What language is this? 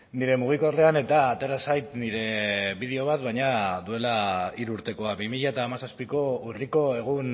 Basque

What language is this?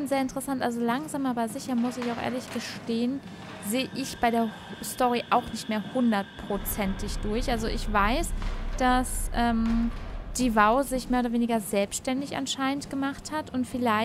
German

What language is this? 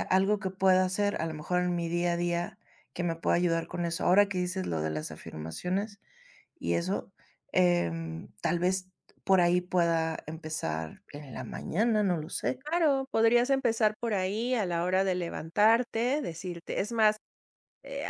Spanish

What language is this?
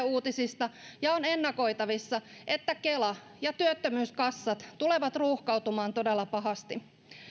Finnish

